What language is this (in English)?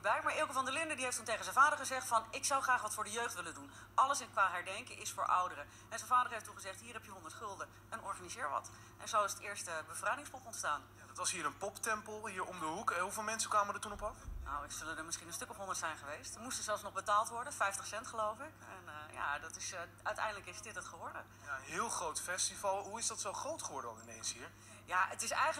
Dutch